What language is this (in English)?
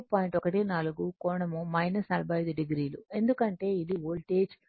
Telugu